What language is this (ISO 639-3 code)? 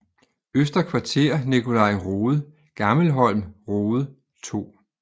dan